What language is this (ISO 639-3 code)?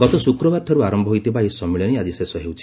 ori